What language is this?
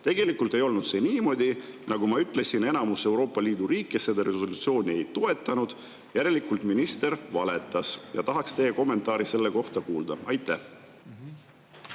Estonian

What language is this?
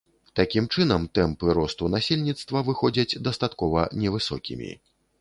Belarusian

